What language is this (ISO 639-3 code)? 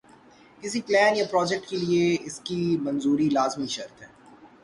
urd